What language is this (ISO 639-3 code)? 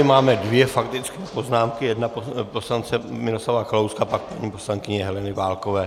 ces